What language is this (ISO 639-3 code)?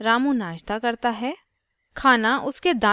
hin